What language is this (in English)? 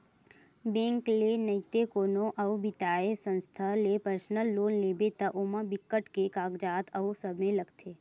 Chhattisgarhi